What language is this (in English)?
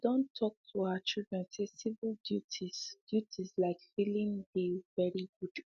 Nigerian Pidgin